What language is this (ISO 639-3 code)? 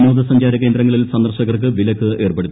mal